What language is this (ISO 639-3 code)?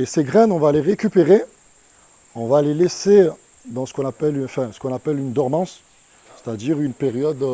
fra